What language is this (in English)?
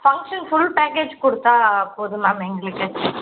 Tamil